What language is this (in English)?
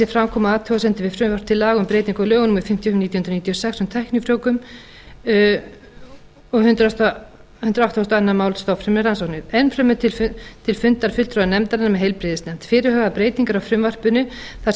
Icelandic